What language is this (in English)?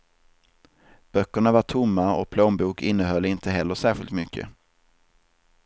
Swedish